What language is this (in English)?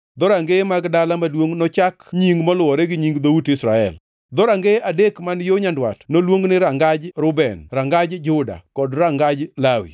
Luo (Kenya and Tanzania)